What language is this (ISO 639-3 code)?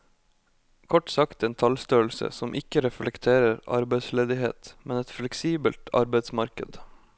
nor